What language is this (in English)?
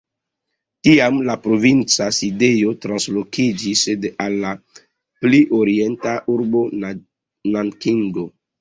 Esperanto